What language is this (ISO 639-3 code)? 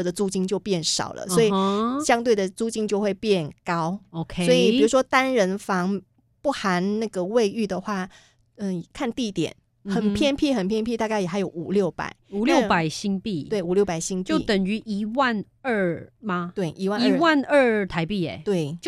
zho